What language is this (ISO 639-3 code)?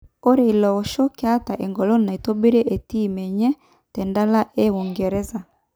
mas